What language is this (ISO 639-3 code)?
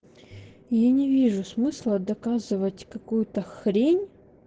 rus